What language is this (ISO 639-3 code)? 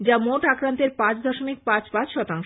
ben